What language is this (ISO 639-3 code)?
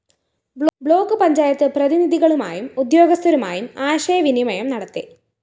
mal